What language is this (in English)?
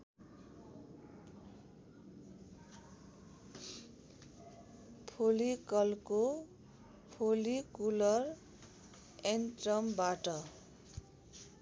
Nepali